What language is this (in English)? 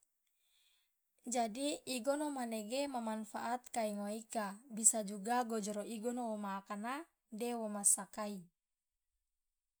Loloda